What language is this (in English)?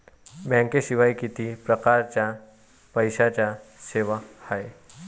Marathi